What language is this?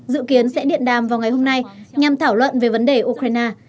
Vietnamese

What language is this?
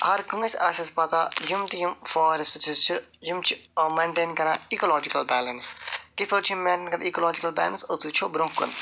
Kashmiri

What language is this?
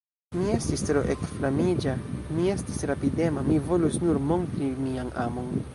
Esperanto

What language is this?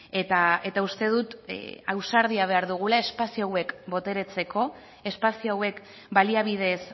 Basque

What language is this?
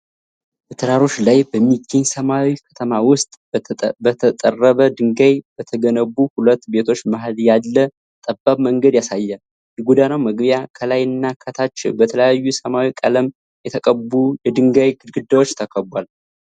Amharic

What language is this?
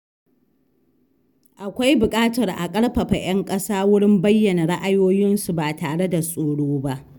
Hausa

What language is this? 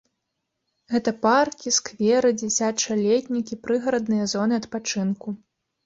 Belarusian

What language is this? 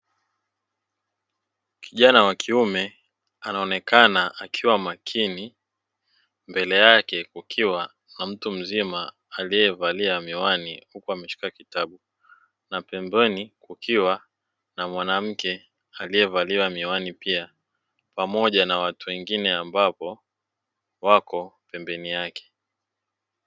Swahili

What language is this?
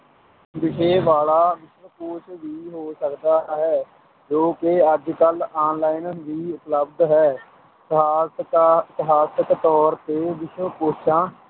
Punjabi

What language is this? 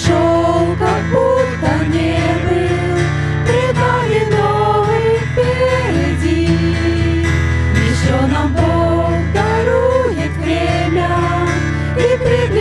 Ukrainian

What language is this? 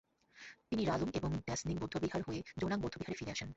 Bangla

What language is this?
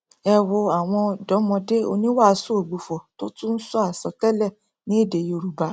Yoruba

